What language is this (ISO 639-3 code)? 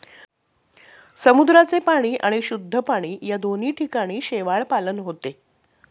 mar